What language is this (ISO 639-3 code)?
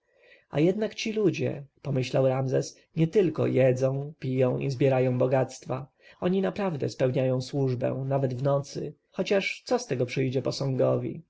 pol